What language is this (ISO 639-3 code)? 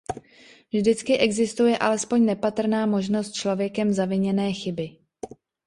ces